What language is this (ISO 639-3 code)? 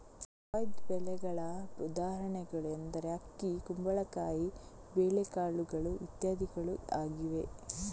kan